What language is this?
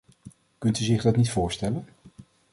Dutch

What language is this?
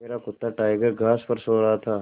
Hindi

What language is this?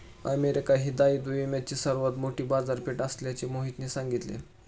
Marathi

